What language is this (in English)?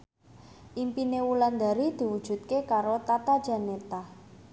Javanese